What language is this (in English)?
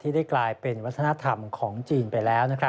Thai